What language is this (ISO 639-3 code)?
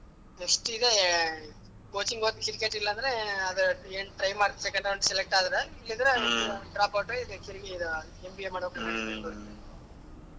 kan